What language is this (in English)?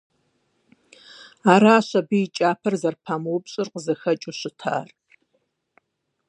Kabardian